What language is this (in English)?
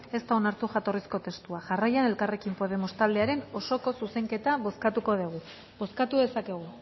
Basque